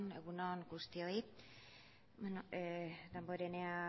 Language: Basque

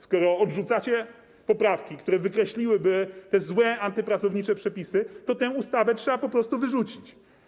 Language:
Polish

